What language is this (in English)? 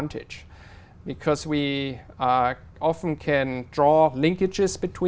Vietnamese